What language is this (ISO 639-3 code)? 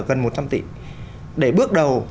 vie